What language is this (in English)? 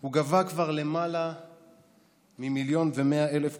Hebrew